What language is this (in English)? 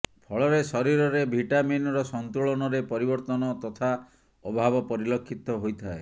Odia